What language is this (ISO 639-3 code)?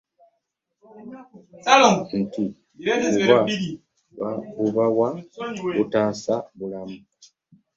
lug